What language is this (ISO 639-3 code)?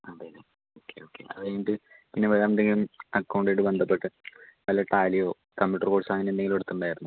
mal